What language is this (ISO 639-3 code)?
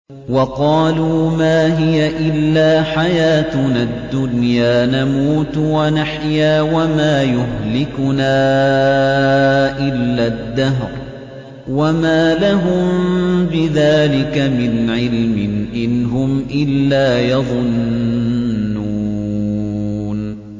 ara